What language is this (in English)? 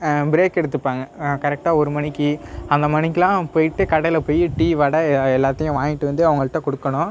Tamil